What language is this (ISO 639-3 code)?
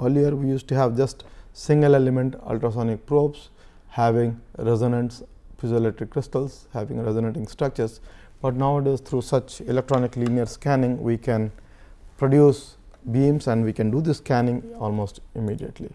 eng